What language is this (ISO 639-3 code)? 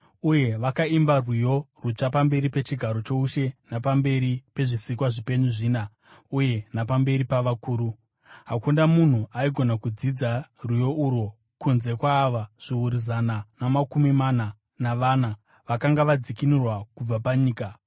sna